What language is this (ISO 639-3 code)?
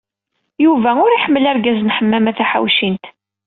kab